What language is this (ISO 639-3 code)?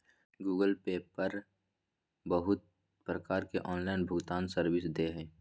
mag